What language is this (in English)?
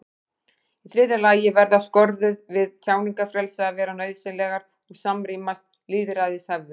Icelandic